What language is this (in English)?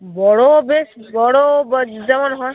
Bangla